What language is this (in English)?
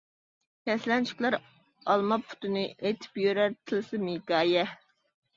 Uyghur